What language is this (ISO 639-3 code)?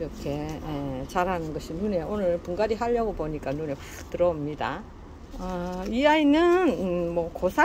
kor